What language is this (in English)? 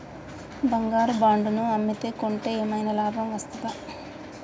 Telugu